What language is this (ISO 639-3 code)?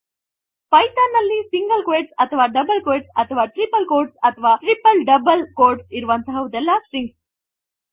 kan